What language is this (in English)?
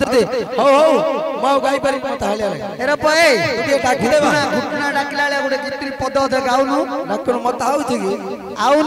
Bangla